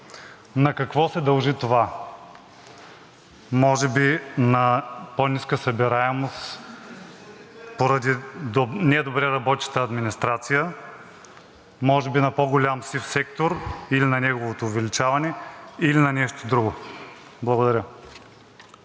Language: Bulgarian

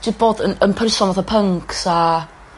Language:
Welsh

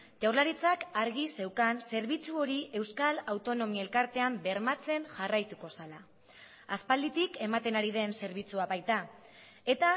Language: Basque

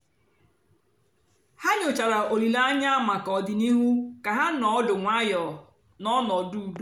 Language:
Igbo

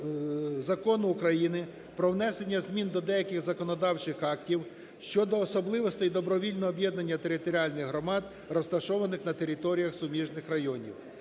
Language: Ukrainian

